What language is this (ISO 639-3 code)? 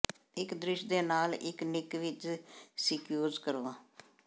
pan